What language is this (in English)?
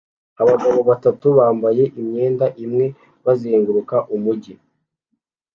Kinyarwanda